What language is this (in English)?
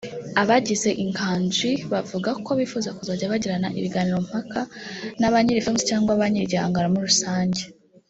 Kinyarwanda